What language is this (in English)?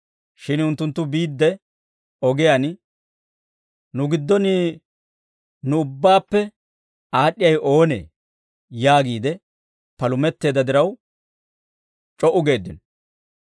Dawro